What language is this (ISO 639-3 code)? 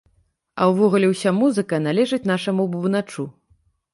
bel